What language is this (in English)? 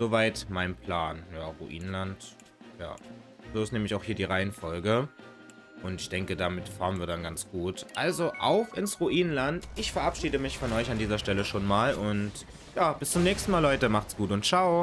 German